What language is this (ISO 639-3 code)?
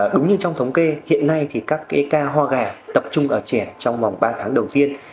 vie